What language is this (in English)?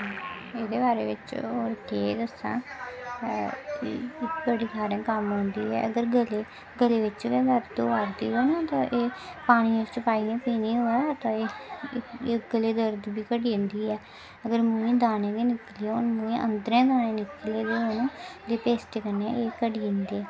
Dogri